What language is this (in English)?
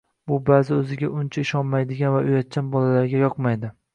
Uzbek